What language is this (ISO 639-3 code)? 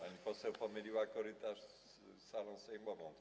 pol